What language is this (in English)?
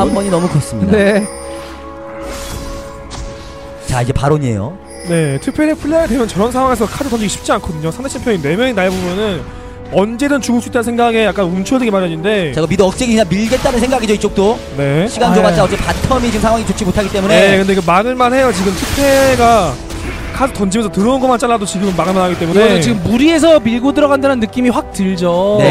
Korean